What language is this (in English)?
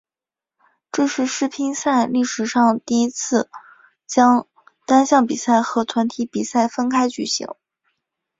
Chinese